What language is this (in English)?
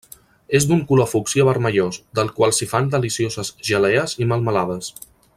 Catalan